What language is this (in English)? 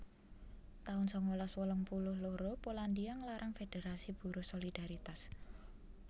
Javanese